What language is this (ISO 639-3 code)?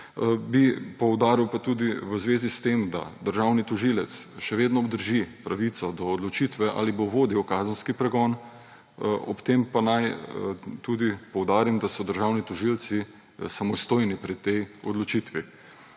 slv